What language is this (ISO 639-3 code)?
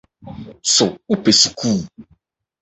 aka